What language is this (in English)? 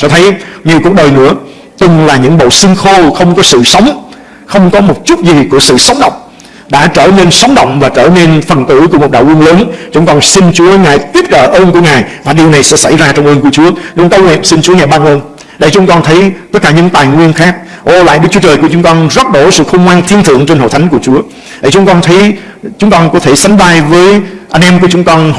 Vietnamese